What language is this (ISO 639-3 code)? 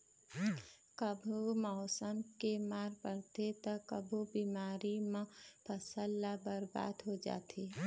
hne